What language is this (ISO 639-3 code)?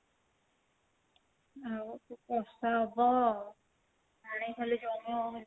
ori